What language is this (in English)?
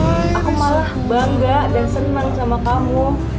Indonesian